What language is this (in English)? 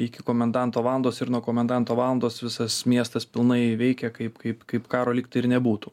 Lithuanian